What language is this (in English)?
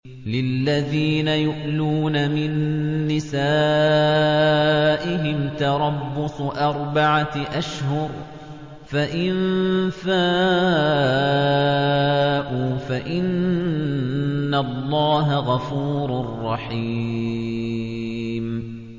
Arabic